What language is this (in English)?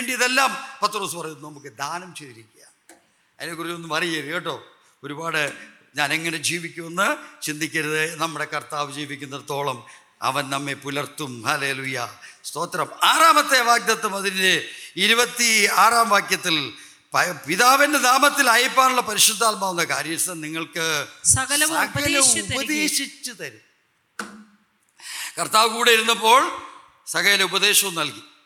Malayalam